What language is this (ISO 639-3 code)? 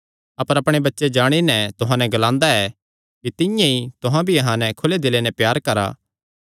xnr